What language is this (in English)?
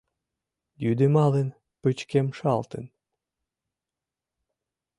Mari